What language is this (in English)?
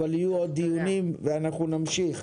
Hebrew